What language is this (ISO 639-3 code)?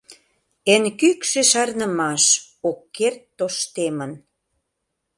chm